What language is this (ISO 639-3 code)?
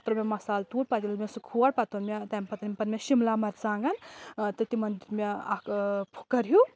kas